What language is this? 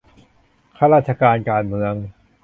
Thai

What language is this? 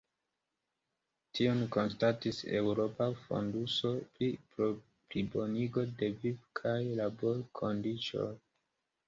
Esperanto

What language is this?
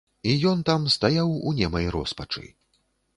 Belarusian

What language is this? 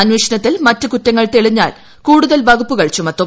Malayalam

